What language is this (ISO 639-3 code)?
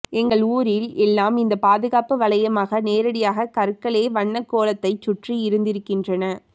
tam